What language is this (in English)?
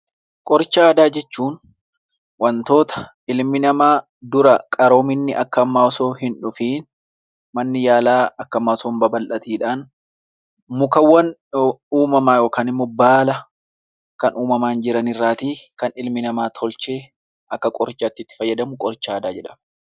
Oromo